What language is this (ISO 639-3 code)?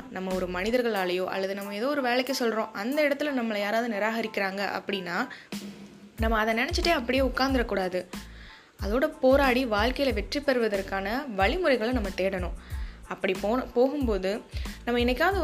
tam